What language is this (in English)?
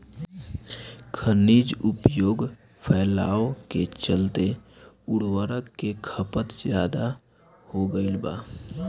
Bhojpuri